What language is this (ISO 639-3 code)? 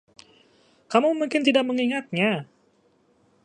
ind